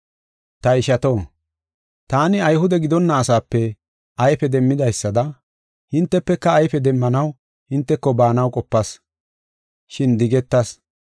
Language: Gofa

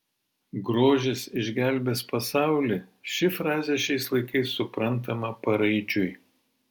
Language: Lithuanian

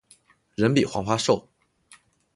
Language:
Chinese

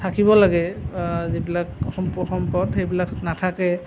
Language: Assamese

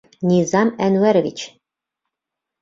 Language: Bashkir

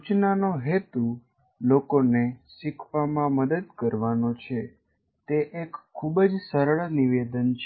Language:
Gujarati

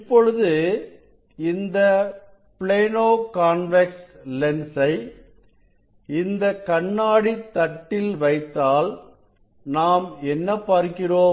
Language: Tamil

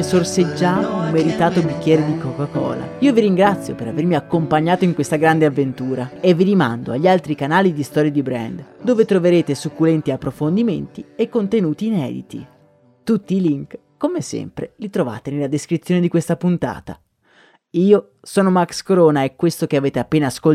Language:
Italian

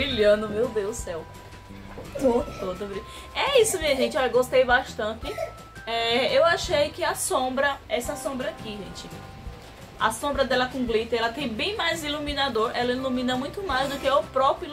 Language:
Portuguese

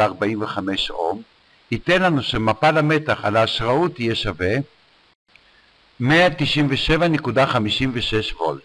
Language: Hebrew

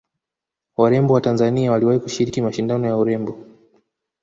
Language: Swahili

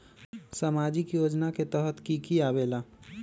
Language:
Magahi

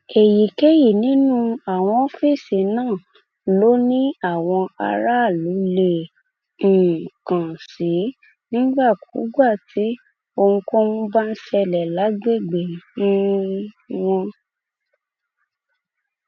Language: Yoruba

